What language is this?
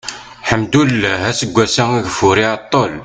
Kabyle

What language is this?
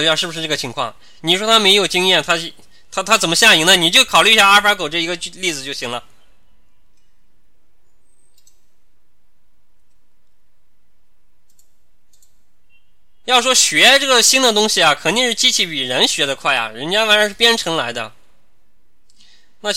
Chinese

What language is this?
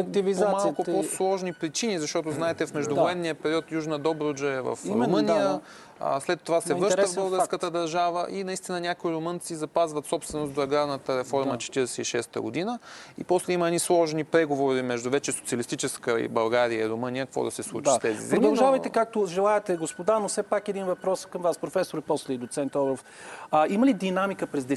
Bulgarian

